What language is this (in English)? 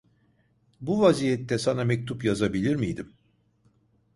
Turkish